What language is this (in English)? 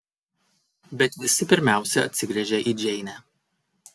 Lithuanian